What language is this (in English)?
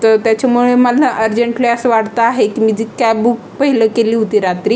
Marathi